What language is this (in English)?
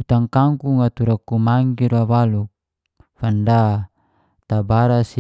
Geser-Gorom